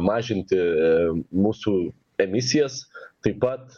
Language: Lithuanian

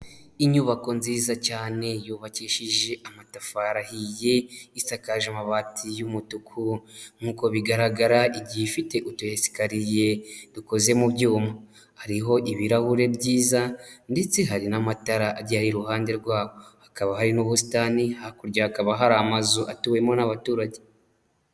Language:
Kinyarwanda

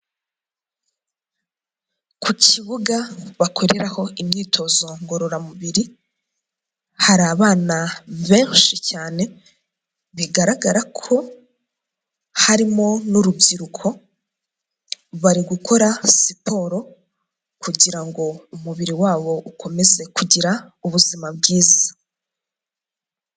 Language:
Kinyarwanda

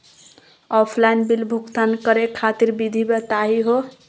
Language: Magahi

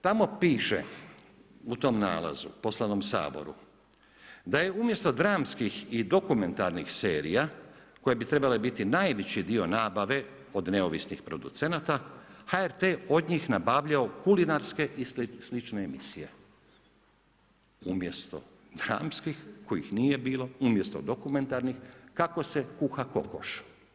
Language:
Croatian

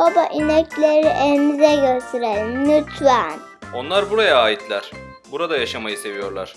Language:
Turkish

